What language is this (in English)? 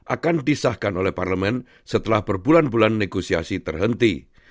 Indonesian